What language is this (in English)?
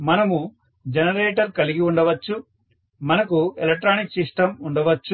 Telugu